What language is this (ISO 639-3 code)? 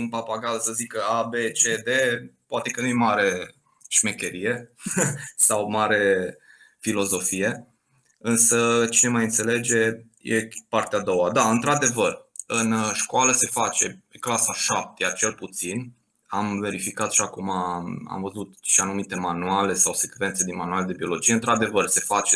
ron